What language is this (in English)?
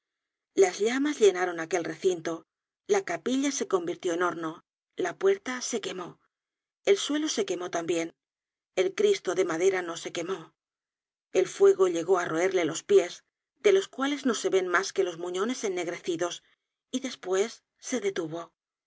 Spanish